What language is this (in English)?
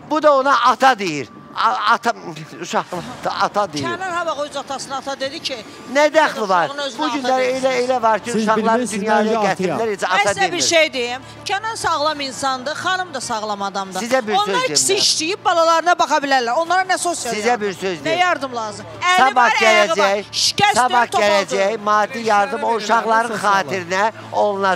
Turkish